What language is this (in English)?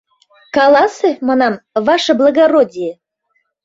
Mari